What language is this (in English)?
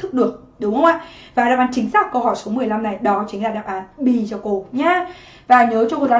Vietnamese